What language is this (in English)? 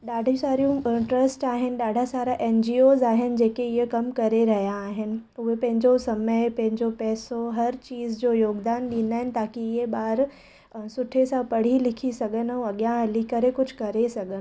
Sindhi